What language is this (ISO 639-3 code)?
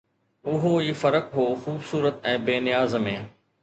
snd